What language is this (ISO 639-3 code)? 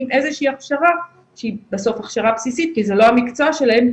heb